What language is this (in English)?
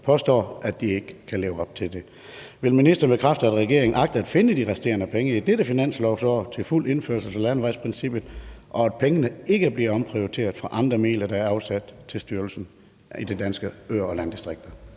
Danish